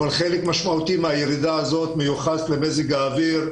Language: Hebrew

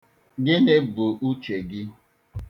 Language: Igbo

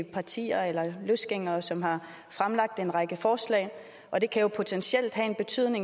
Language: Danish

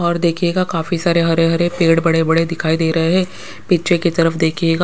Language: Hindi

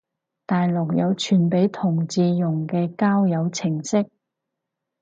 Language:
Cantonese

